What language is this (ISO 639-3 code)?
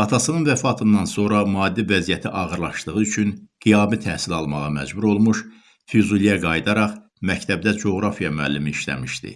tur